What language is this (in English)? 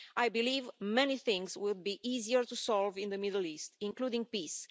English